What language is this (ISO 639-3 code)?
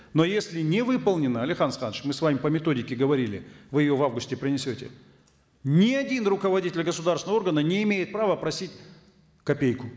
kaz